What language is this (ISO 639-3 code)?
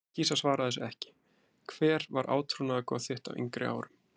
isl